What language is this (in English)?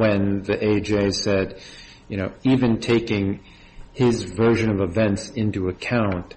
English